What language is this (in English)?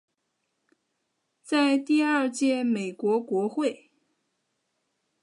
Chinese